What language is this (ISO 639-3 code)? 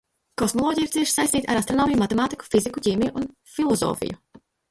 lav